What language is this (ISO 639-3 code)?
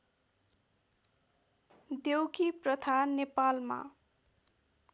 nep